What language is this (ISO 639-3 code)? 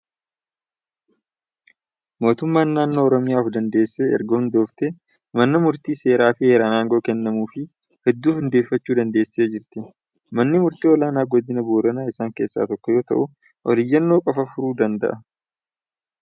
orm